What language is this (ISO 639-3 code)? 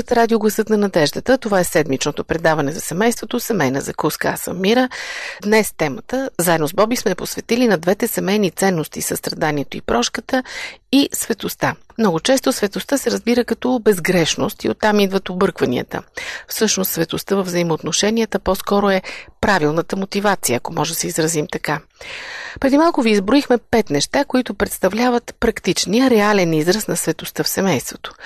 bul